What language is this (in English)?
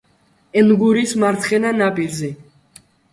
Georgian